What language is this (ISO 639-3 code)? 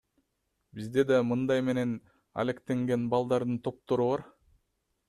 kir